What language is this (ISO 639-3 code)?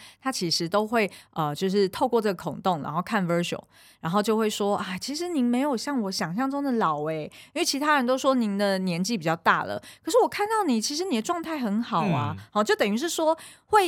zho